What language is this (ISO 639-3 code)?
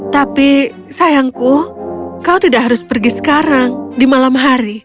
ind